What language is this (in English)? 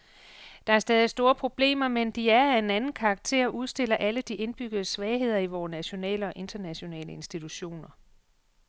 Danish